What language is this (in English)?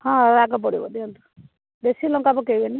Odia